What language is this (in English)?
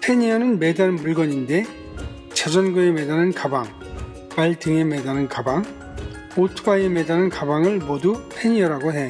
Korean